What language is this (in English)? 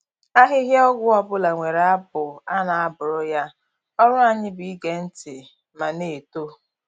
Igbo